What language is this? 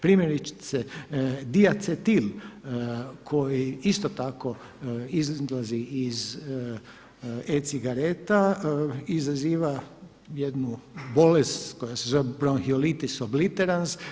Croatian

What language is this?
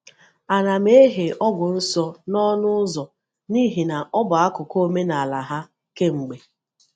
Igbo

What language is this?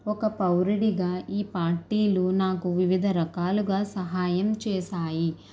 Telugu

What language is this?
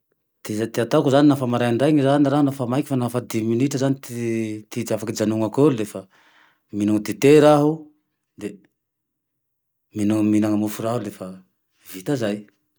Tandroy-Mahafaly Malagasy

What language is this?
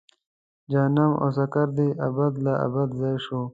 Pashto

